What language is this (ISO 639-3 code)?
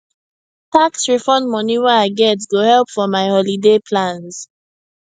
pcm